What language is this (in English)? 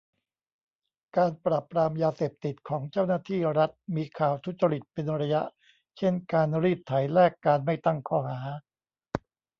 Thai